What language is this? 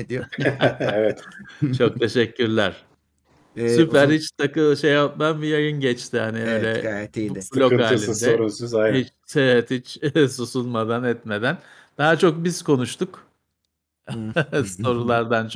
Turkish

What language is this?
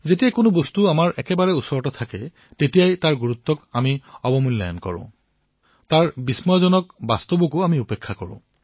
Assamese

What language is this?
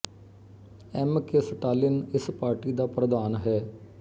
Punjabi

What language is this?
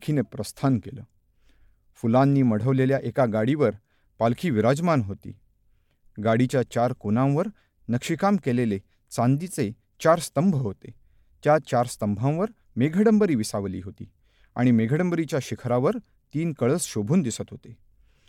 Marathi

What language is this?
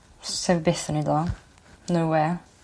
Welsh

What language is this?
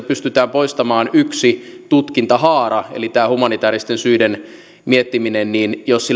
Finnish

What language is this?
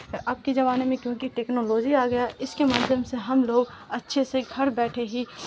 Urdu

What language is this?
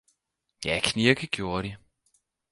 Danish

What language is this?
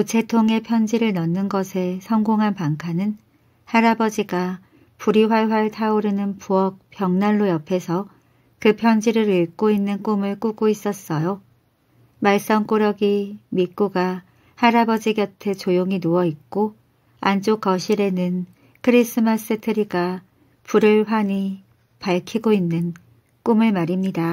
Korean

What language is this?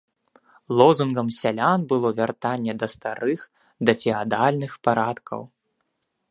Belarusian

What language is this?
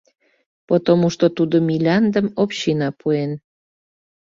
Mari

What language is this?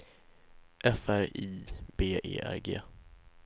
Swedish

